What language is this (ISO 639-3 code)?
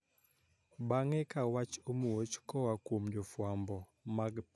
luo